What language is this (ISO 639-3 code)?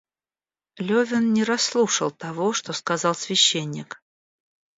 rus